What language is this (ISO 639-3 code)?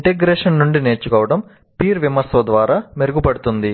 tel